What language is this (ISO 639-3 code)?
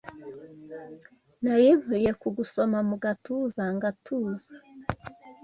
kin